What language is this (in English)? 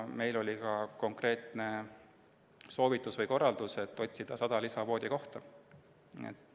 Estonian